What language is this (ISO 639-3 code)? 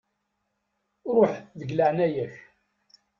kab